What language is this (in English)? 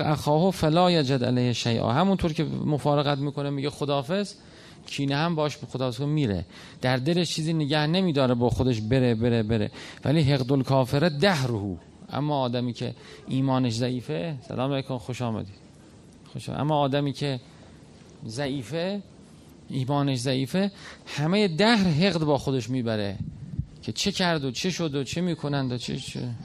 Persian